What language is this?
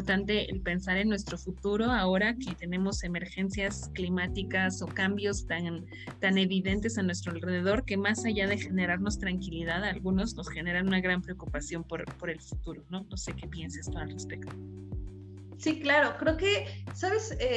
Spanish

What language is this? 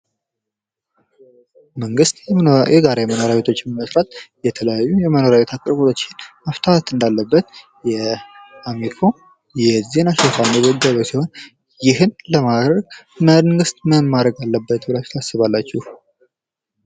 Amharic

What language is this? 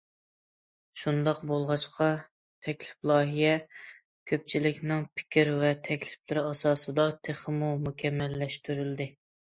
Uyghur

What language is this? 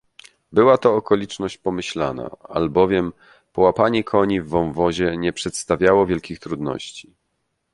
Polish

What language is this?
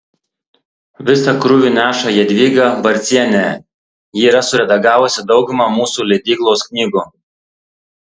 Lithuanian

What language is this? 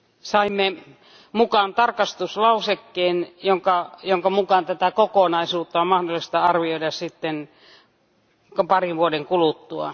Finnish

